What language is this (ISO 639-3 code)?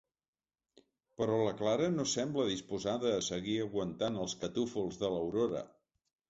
cat